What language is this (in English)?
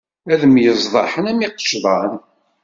Kabyle